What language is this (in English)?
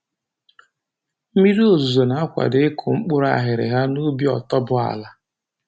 Igbo